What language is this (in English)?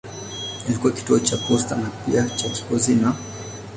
Swahili